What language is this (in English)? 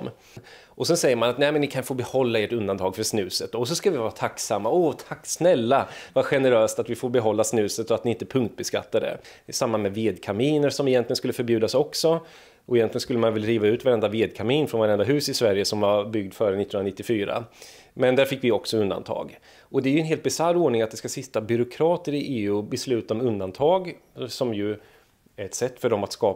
Swedish